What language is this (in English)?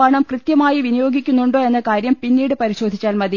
Malayalam